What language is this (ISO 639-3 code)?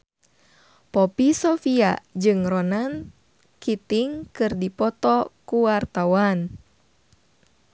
sun